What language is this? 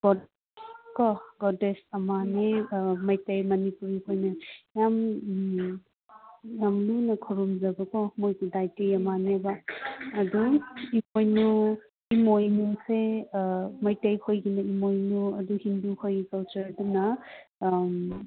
Manipuri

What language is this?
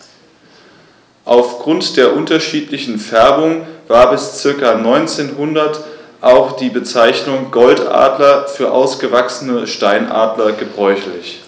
German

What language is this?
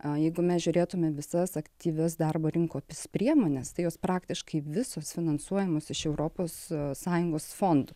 Lithuanian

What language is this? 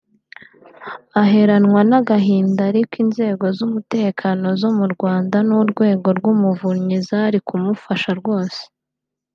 Kinyarwanda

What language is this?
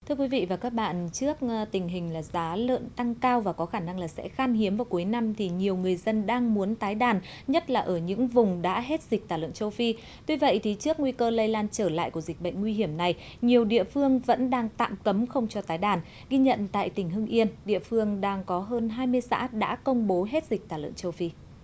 Vietnamese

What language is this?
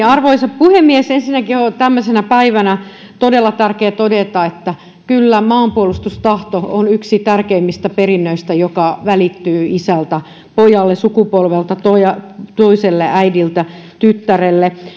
Finnish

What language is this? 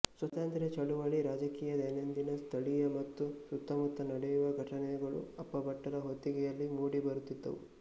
Kannada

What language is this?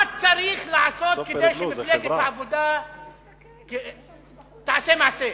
Hebrew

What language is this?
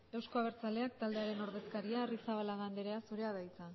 Basque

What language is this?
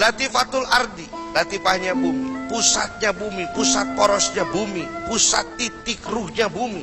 Indonesian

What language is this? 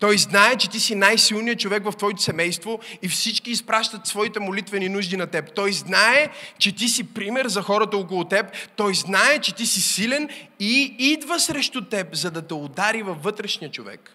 Bulgarian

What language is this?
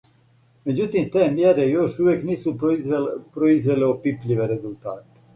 Serbian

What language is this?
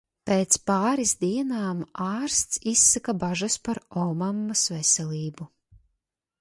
Latvian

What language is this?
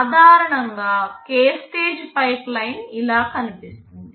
Telugu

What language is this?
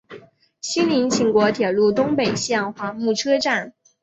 Chinese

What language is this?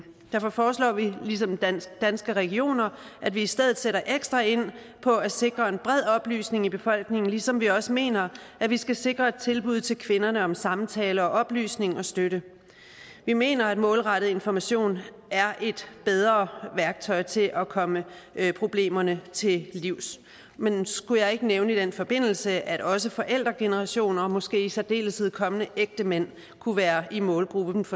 Danish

